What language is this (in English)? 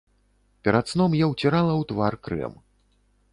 Belarusian